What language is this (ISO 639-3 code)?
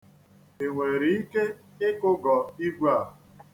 ibo